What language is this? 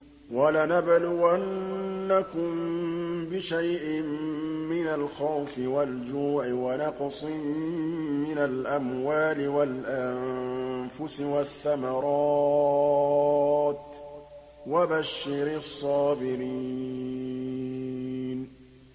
Arabic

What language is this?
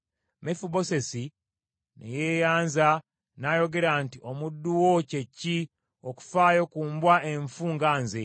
Ganda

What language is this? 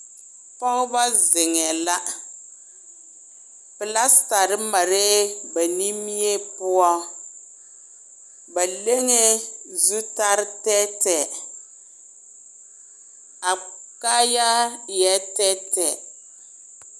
Southern Dagaare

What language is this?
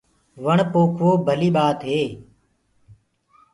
Gurgula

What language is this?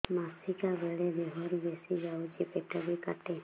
Odia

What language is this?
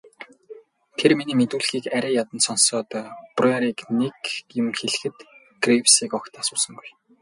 Mongolian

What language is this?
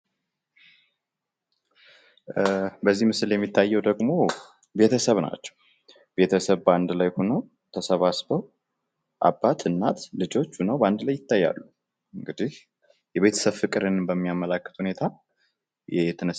Amharic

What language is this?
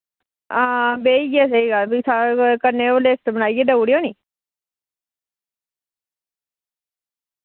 Dogri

